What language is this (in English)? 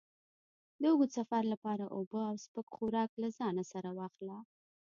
Pashto